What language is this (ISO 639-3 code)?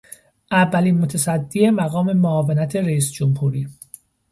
fas